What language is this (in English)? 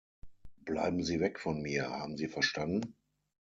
German